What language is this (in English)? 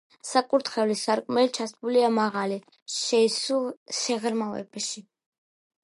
Georgian